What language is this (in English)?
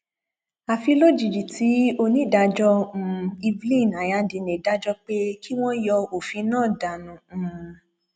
Yoruba